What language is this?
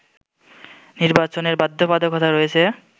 Bangla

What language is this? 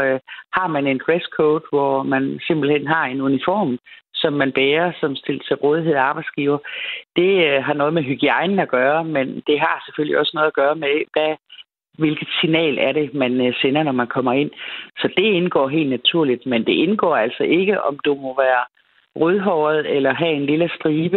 Danish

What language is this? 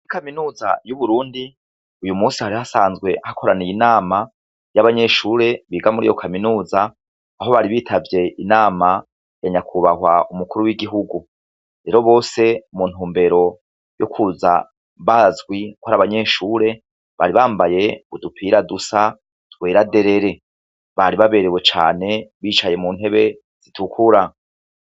Rundi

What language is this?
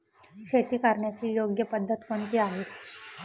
Marathi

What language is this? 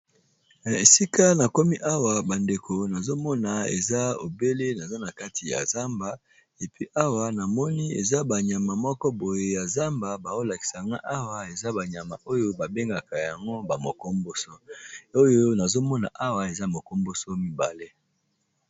Lingala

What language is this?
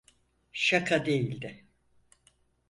Turkish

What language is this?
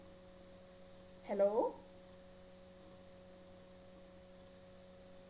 Malayalam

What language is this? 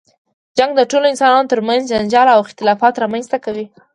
Pashto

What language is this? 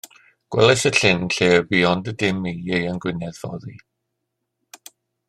Welsh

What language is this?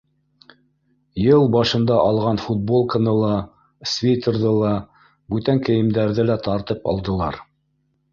Bashkir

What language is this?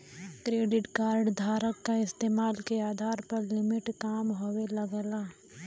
Bhojpuri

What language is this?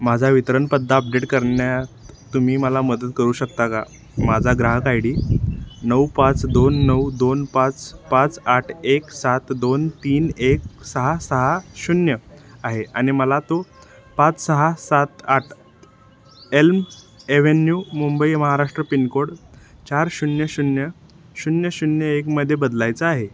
Marathi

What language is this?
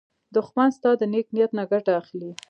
Pashto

